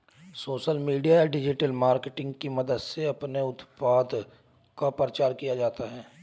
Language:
Hindi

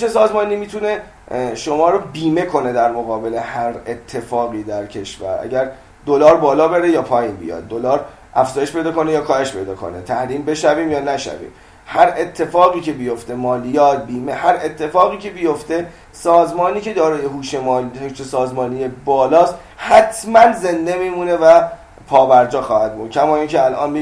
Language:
Persian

